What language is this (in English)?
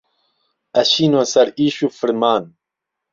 Central Kurdish